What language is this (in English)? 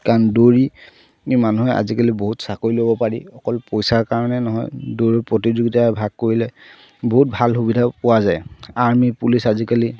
Assamese